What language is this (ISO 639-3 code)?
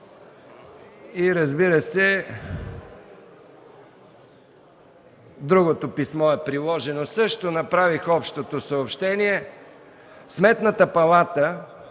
bul